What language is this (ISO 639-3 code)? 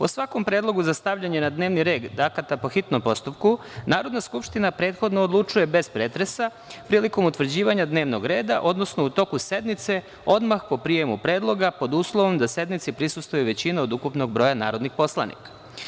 srp